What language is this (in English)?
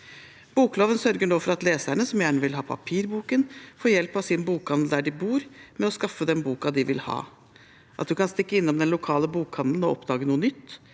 Norwegian